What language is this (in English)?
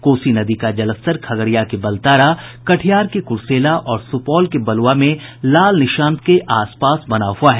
Hindi